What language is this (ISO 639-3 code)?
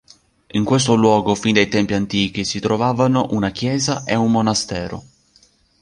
ita